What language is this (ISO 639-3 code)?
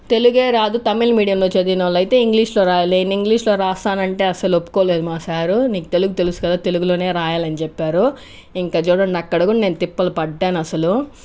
tel